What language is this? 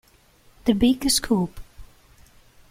Italian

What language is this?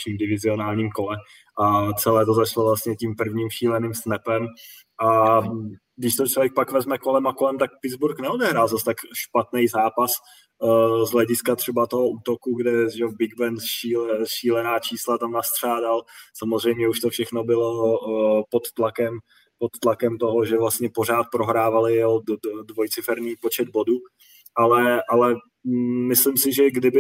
Czech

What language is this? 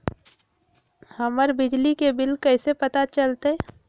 Magahi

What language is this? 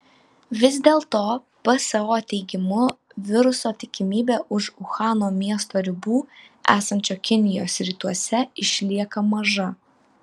Lithuanian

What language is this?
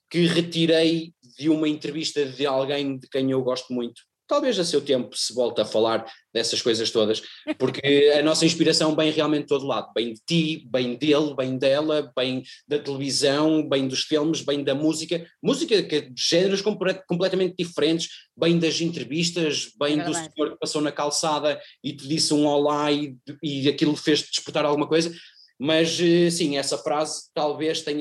Portuguese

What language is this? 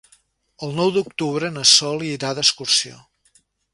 Catalan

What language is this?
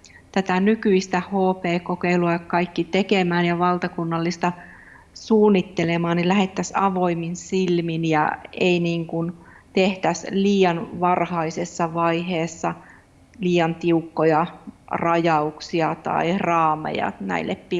Finnish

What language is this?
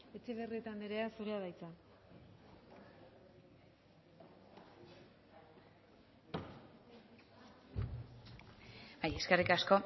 Basque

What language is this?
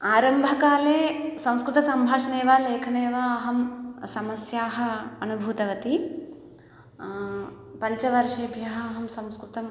Sanskrit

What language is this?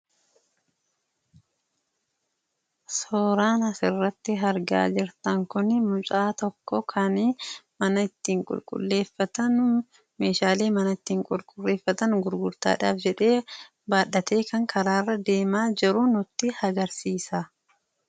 Oromo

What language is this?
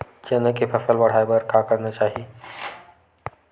Chhattisgarhi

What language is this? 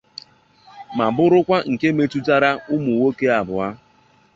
Igbo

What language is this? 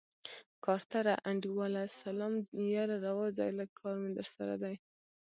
Pashto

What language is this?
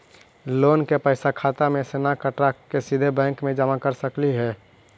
Magahi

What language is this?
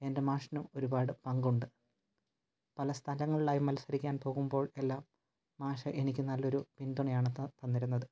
Malayalam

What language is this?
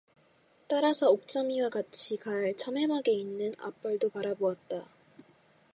Korean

